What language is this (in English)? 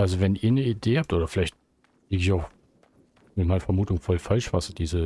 German